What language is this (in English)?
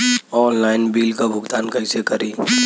Bhojpuri